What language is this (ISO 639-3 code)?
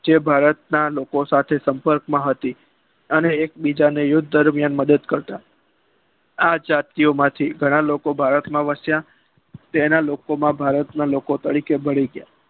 guj